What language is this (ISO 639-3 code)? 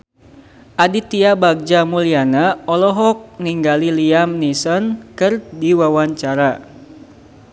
sun